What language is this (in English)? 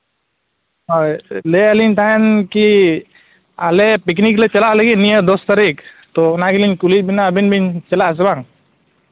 Santali